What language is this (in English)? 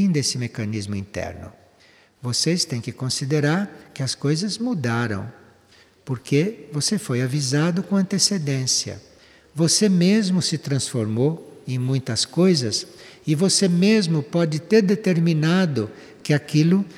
Portuguese